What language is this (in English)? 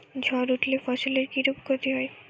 Bangla